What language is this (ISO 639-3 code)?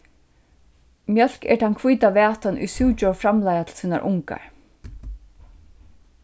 fao